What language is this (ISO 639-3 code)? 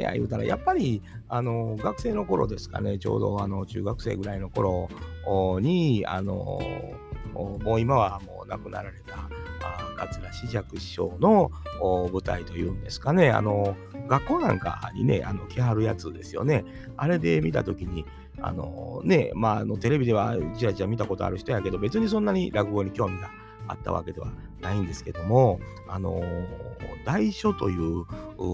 jpn